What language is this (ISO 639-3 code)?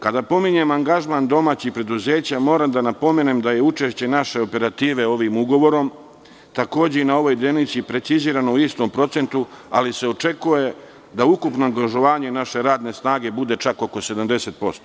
srp